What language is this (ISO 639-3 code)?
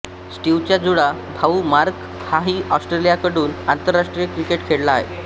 mar